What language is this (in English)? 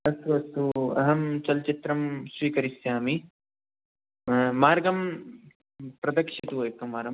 Sanskrit